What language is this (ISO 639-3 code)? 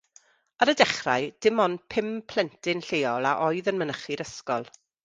cym